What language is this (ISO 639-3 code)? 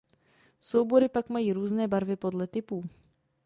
ces